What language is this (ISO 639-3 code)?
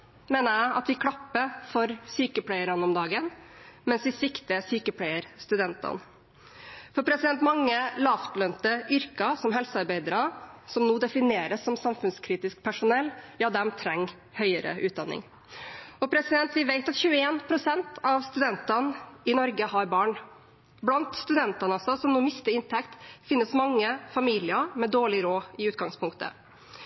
nob